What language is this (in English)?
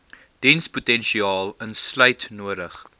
Afrikaans